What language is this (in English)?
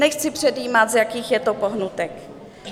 Czech